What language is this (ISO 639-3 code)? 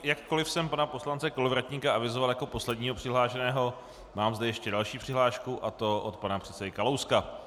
ces